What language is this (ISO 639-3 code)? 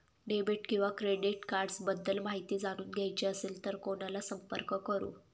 mar